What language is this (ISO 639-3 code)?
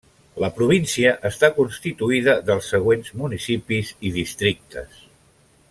cat